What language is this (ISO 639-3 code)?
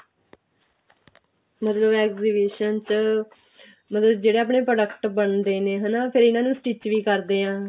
pan